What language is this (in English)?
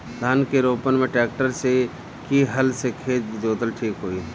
Bhojpuri